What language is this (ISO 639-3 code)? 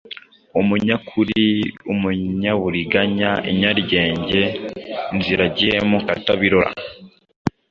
kin